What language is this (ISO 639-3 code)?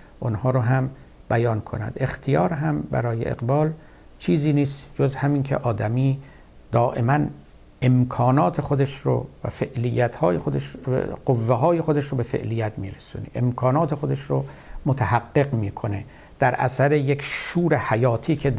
fas